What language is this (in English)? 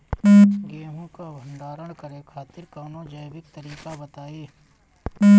Bhojpuri